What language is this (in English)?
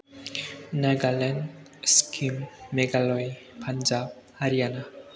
Bodo